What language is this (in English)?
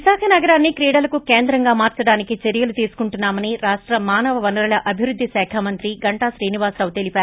Telugu